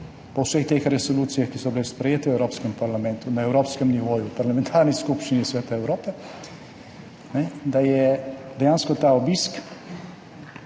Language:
Slovenian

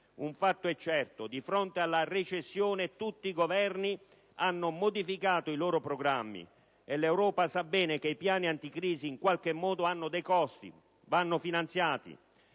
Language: Italian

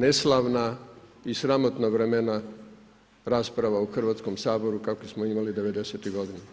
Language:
Croatian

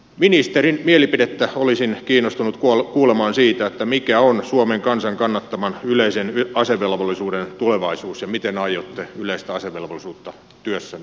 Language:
Finnish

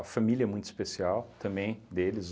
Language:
Portuguese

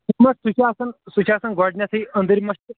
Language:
Kashmiri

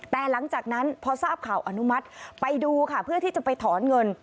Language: Thai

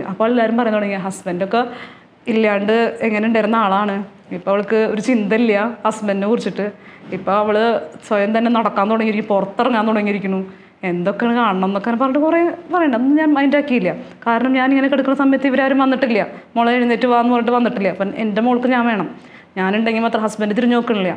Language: Malayalam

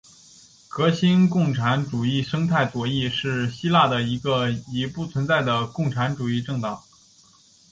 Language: Chinese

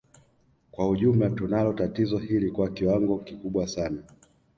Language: Swahili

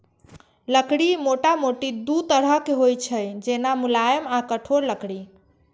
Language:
Maithili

